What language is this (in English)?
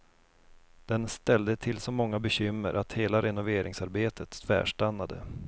Swedish